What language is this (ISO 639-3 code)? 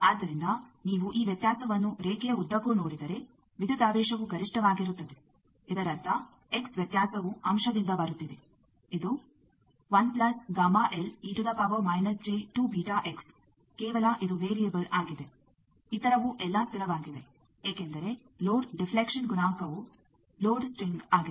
kan